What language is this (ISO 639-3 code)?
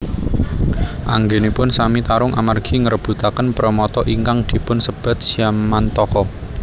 jav